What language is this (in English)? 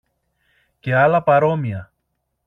Greek